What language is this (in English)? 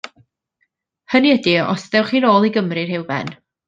Welsh